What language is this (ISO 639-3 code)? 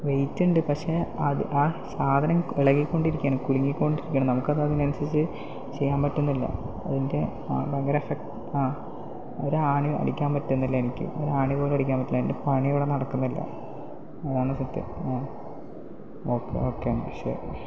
mal